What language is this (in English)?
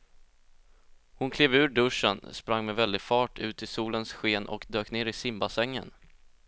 Swedish